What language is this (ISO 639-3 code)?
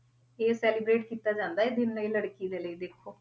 pan